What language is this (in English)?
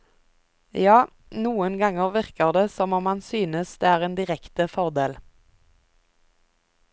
Norwegian